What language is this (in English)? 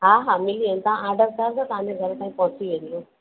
Sindhi